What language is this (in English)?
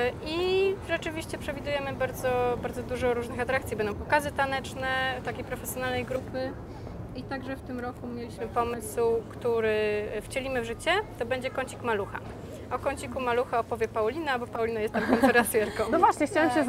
Polish